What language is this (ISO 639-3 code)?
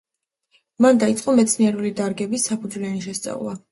kat